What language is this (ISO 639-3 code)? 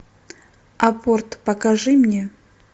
rus